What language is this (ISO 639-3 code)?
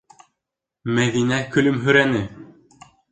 bak